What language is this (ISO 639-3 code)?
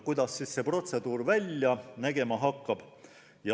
est